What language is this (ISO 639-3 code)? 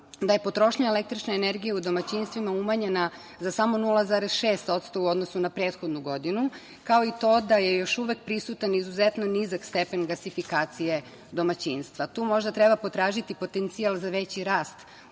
srp